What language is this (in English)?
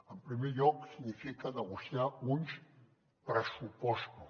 Catalan